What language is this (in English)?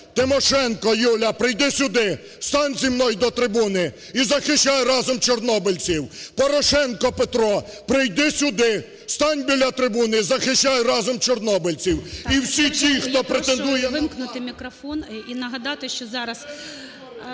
Ukrainian